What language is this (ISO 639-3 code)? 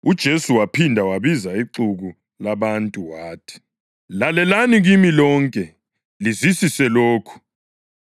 nde